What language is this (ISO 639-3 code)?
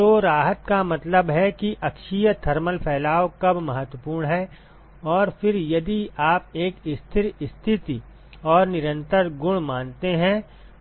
hin